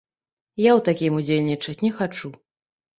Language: Belarusian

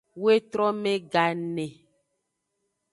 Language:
Aja (Benin)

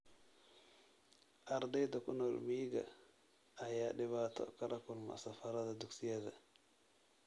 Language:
Somali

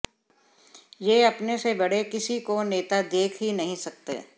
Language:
Hindi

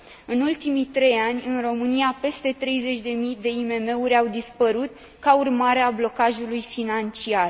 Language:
Romanian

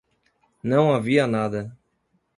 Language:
Portuguese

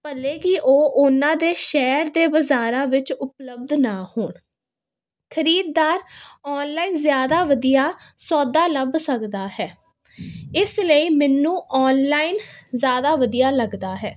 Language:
Punjabi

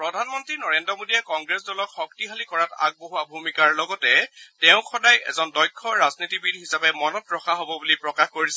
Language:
Assamese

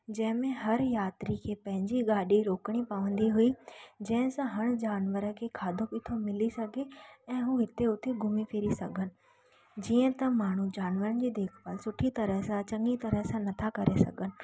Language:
Sindhi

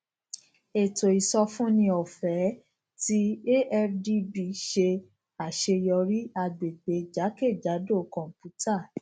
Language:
Yoruba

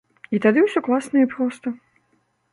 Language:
Belarusian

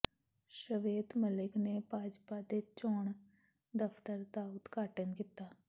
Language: Punjabi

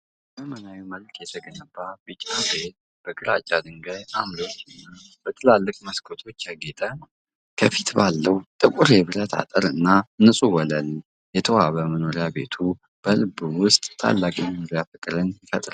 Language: Amharic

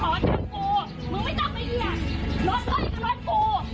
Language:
Thai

